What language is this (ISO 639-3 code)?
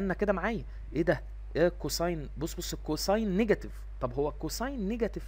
ara